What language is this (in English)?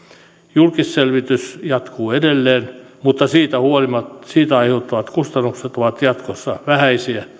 Finnish